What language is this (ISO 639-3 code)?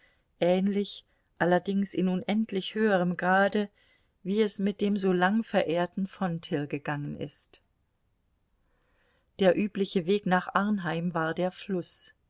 deu